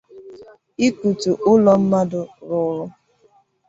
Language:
Igbo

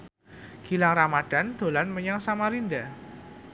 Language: Javanese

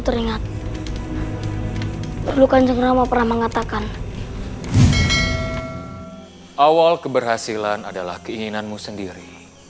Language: Indonesian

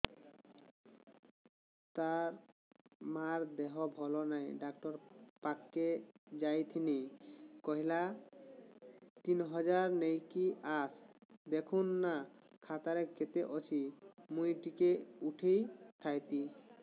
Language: Odia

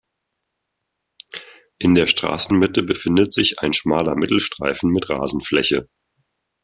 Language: German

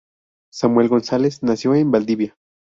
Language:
Spanish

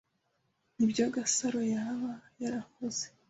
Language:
Kinyarwanda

